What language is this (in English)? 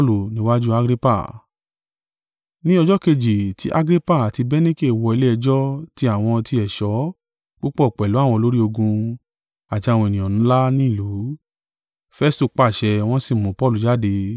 Yoruba